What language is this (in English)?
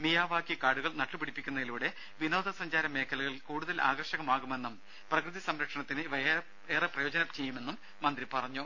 Malayalam